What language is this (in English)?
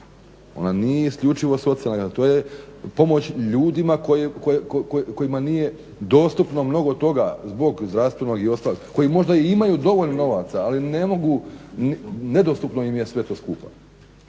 Croatian